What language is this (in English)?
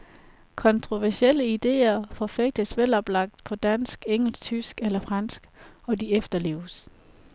Danish